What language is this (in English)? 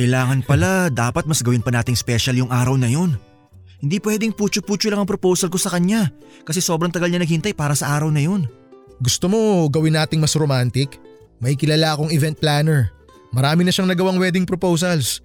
Filipino